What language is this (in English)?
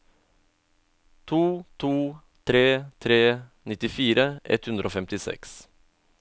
Norwegian